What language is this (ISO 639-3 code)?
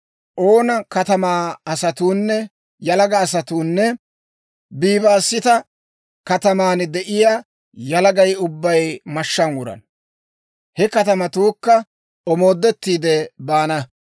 dwr